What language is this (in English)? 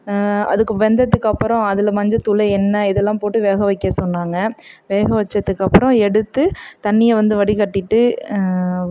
Tamil